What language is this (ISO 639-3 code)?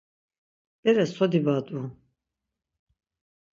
lzz